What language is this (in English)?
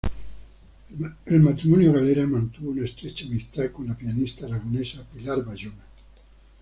Spanish